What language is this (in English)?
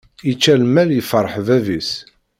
Kabyle